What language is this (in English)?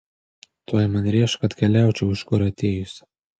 Lithuanian